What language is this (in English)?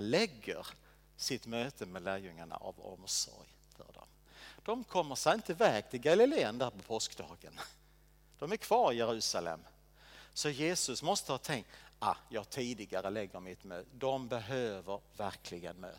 Swedish